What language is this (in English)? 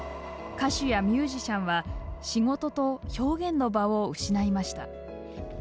Japanese